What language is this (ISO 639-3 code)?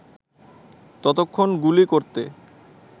ben